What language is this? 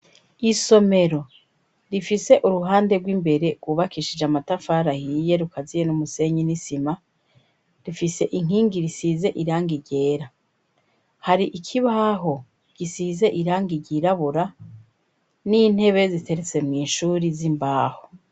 Rundi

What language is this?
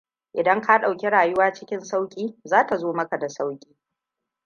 Hausa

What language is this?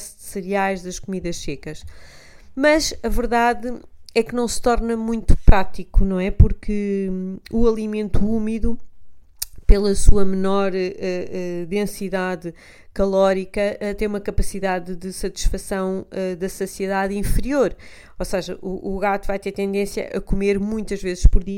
Portuguese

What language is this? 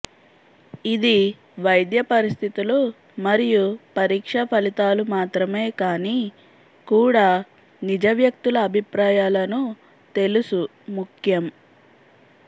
Telugu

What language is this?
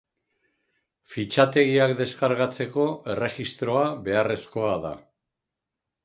Basque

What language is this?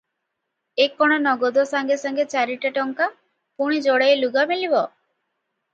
Odia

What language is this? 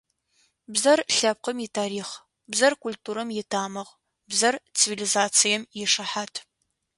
Adyghe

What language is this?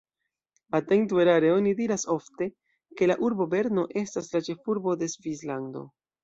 Esperanto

